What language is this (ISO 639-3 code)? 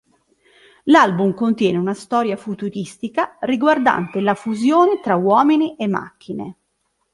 ita